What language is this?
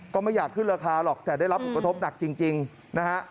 Thai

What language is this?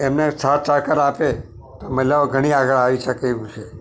Gujarati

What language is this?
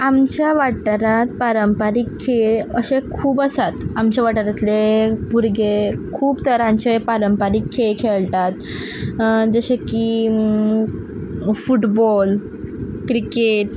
Konkani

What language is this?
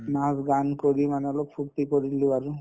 Assamese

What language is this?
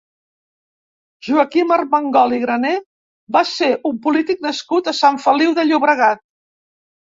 Catalan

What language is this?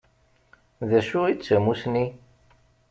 Kabyle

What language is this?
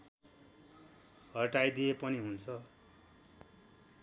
Nepali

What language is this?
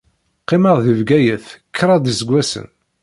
Kabyle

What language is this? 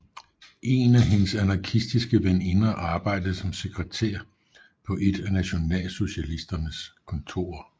Danish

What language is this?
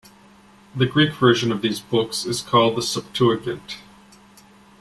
English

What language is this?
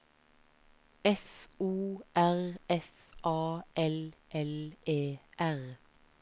Norwegian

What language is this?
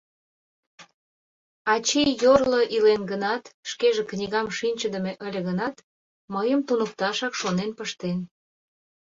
Mari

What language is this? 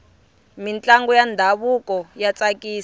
Tsonga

